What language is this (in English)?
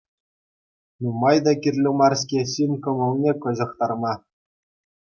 Chuvash